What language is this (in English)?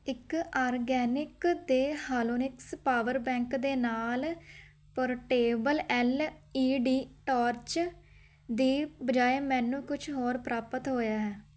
Punjabi